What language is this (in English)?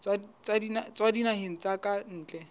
Southern Sotho